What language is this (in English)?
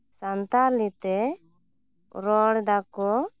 Santali